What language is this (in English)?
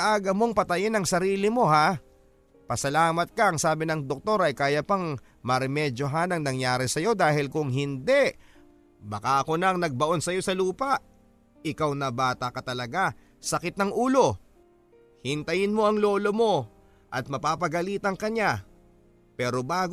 Filipino